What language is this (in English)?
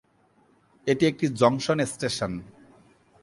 Bangla